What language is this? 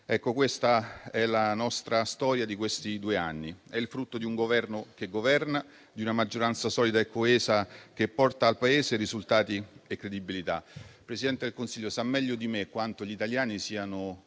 Italian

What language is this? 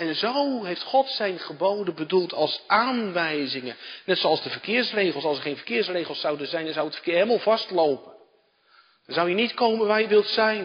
Dutch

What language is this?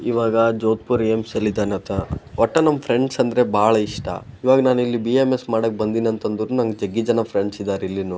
Kannada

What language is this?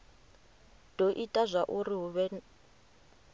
Venda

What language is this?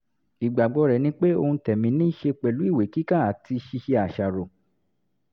Yoruba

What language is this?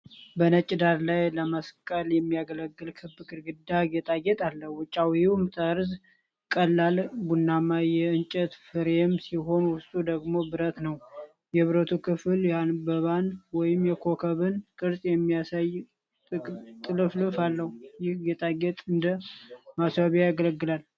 Amharic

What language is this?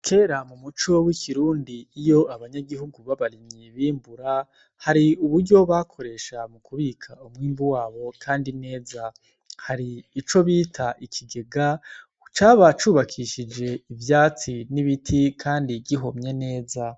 Rundi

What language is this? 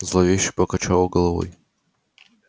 Russian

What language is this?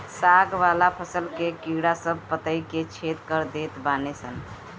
Bhojpuri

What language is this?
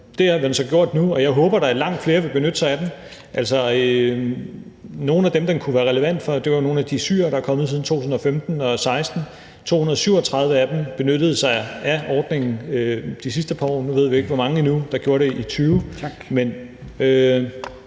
Danish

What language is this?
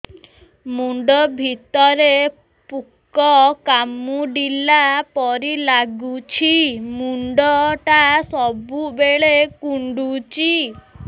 Odia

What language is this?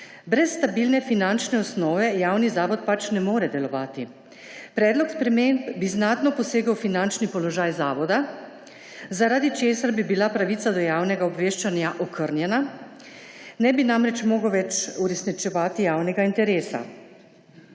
Slovenian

